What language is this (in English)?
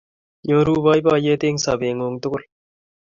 Kalenjin